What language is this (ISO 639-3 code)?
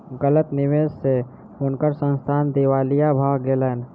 mai